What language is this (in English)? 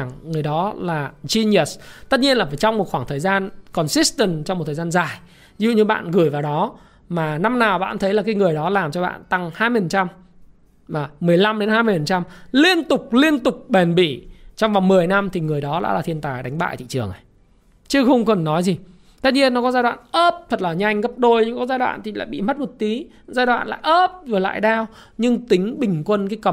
Vietnamese